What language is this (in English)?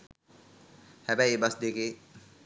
Sinhala